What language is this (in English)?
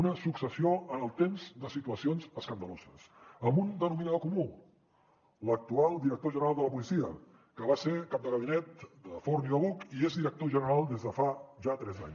Catalan